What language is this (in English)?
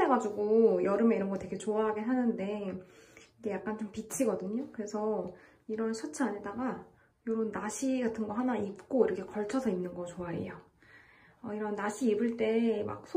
Korean